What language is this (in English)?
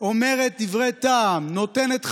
Hebrew